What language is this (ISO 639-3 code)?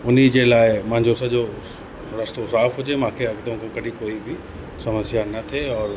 snd